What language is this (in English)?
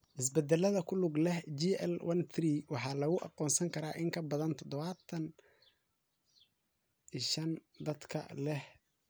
Somali